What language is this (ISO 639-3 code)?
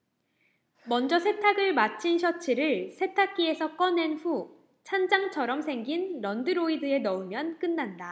kor